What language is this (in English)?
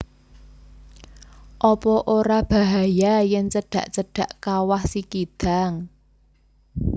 Javanese